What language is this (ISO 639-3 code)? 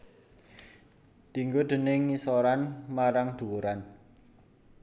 jav